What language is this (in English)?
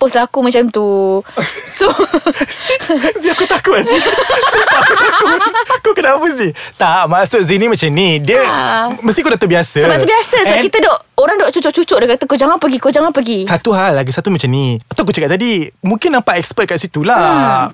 Malay